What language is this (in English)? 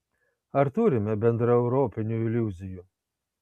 Lithuanian